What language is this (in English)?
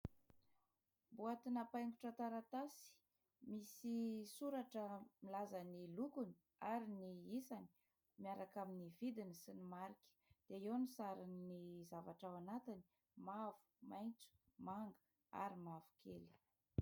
Malagasy